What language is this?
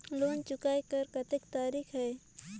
Chhattisgarhi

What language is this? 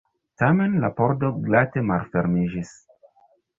Esperanto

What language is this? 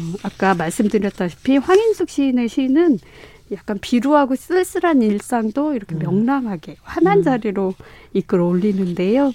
Korean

